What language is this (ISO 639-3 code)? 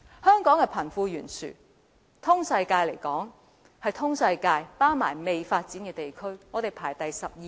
yue